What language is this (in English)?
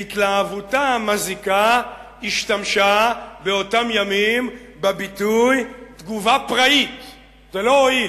Hebrew